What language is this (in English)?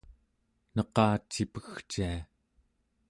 Central Yupik